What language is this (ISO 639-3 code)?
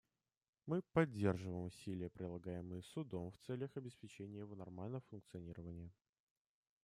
rus